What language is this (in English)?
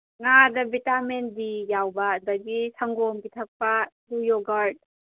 Manipuri